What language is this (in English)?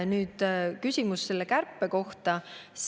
Estonian